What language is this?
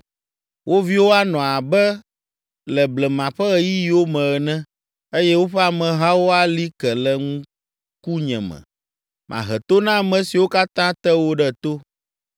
Ewe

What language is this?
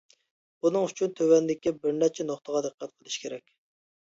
Uyghur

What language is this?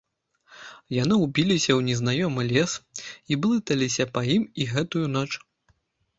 Belarusian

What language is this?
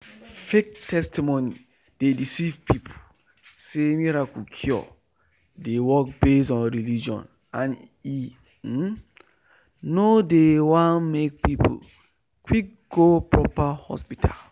Nigerian Pidgin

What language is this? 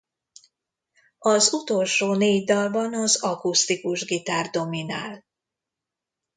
Hungarian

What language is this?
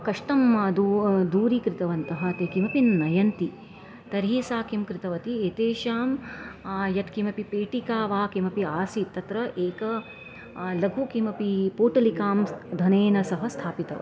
Sanskrit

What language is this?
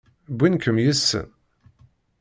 Kabyle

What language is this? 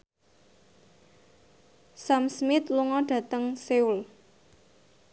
Javanese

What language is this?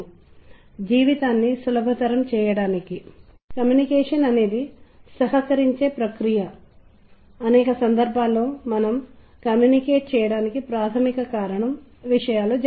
Telugu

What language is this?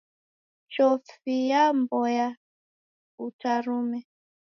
Taita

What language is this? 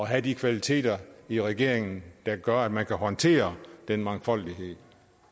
Danish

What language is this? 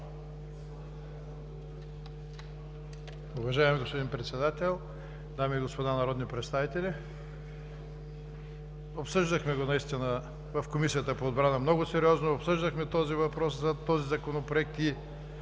Bulgarian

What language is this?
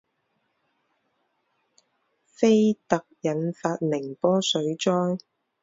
Chinese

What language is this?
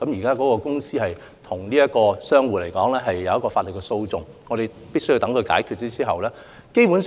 Cantonese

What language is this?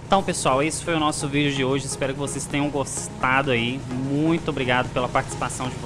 Portuguese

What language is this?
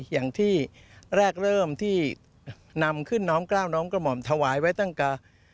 Thai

